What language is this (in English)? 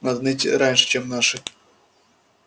Russian